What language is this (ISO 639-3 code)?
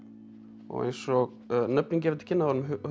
isl